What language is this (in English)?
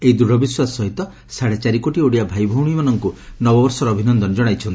Odia